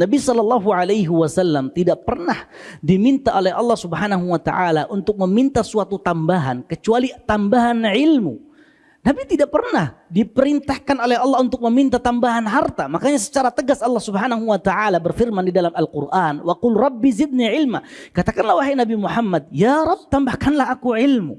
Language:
Indonesian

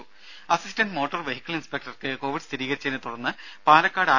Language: Malayalam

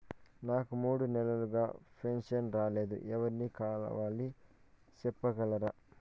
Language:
Telugu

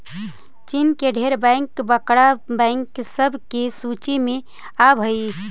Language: Magahi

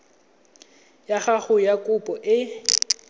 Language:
Tswana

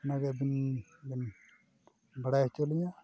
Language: Santali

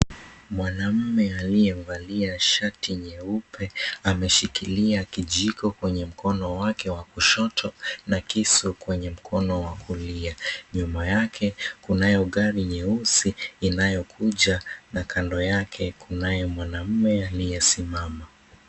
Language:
Swahili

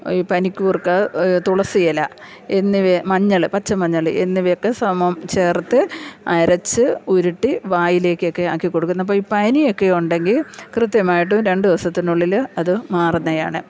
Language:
Malayalam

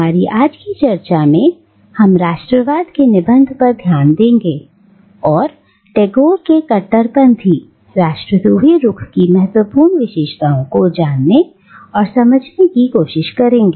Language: Hindi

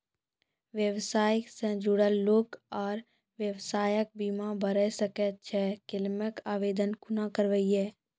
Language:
Maithili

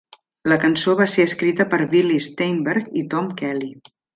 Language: Catalan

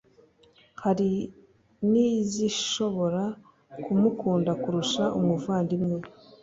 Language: Kinyarwanda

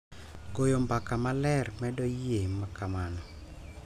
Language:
Luo (Kenya and Tanzania)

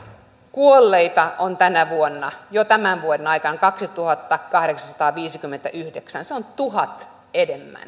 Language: Finnish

